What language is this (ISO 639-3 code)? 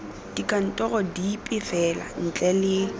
tsn